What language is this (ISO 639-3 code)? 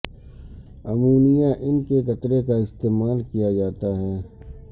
urd